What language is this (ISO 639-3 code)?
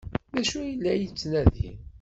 kab